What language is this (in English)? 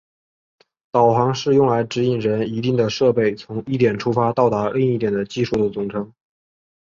Chinese